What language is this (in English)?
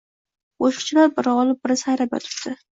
Uzbek